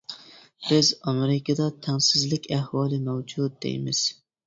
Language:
Uyghur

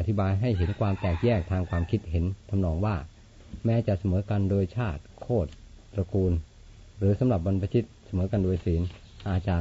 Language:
Thai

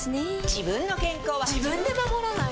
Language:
Japanese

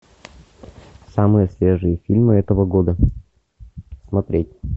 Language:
Russian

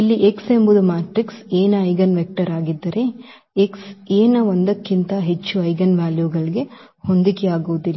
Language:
Kannada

